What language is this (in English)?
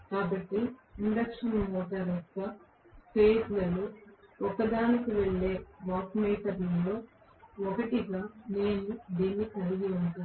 Telugu